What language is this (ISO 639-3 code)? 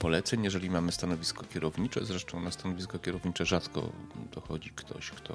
pol